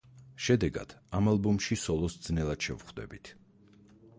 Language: Georgian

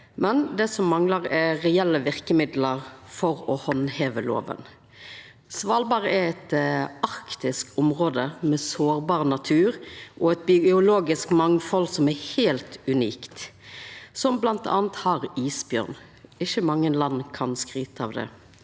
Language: Norwegian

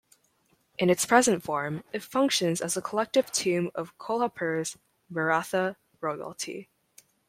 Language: English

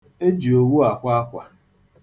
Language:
Igbo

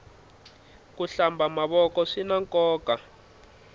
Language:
Tsonga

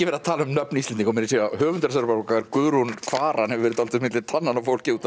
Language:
Icelandic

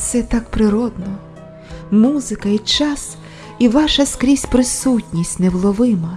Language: Russian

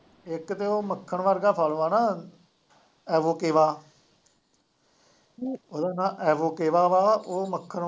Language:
Punjabi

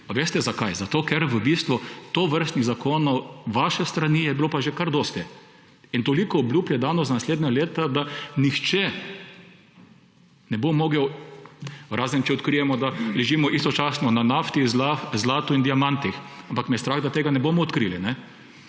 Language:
Slovenian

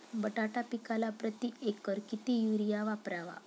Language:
Marathi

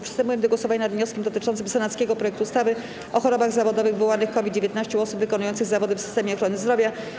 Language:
Polish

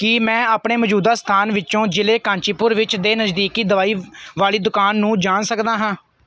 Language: Punjabi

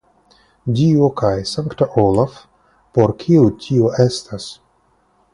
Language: Esperanto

